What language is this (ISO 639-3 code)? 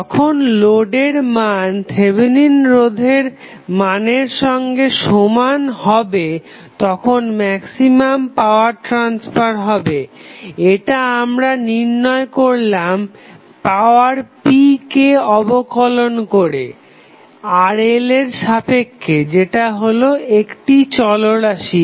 ben